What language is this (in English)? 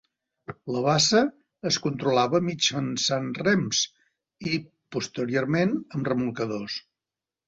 Catalan